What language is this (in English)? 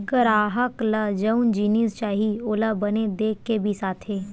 Chhattisgarhi